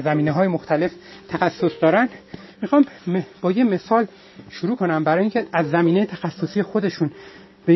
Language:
Persian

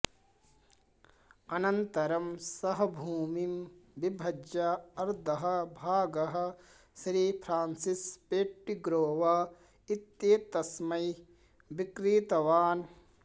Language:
Sanskrit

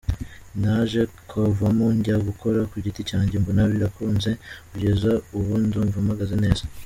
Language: Kinyarwanda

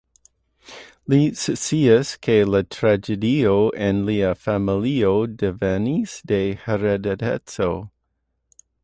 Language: Esperanto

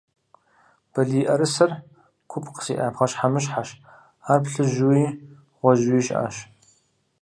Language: Kabardian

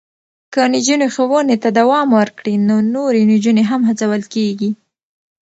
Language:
Pashto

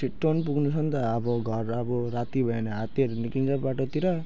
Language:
Nepali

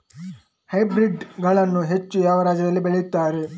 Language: Kannada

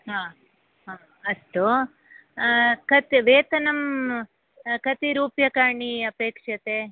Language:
Sanskrit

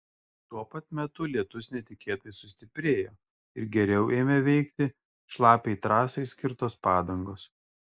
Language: Lithuanian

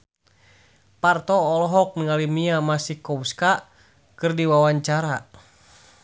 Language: Sundanese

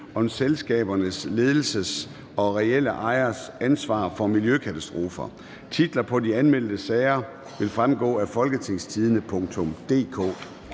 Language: Danish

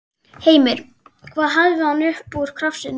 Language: Icelandic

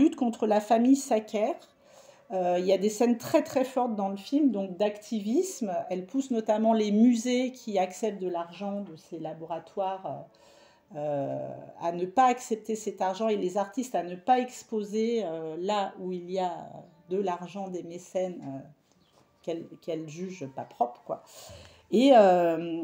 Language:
French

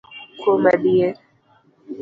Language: Luo (Kenya and Tanzania)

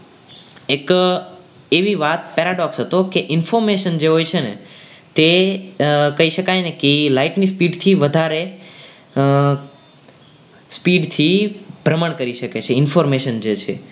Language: Gujarati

